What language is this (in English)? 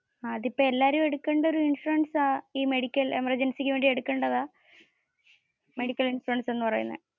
Malayalam